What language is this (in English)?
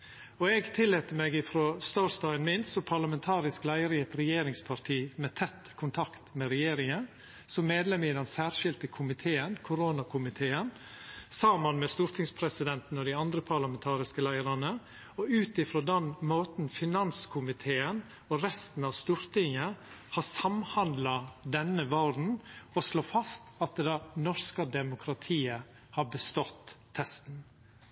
Norwegian Nynorsk